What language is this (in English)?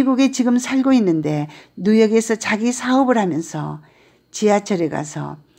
Korean